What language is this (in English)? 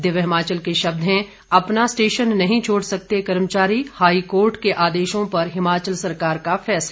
Hindi